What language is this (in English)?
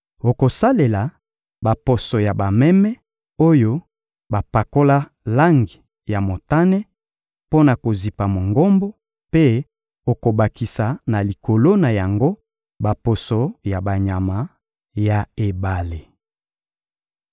Lingala